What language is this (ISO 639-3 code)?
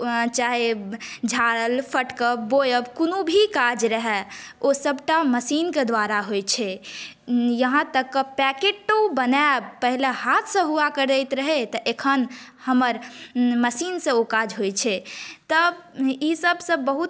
mai